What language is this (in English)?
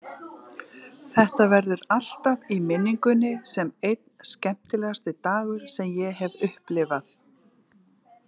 Icelandic